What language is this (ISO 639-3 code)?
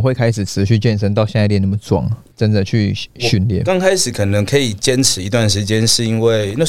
zho